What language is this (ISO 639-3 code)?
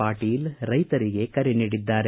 kan